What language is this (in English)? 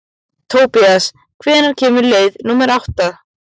Icelandic